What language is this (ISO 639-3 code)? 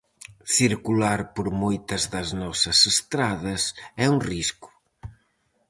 glg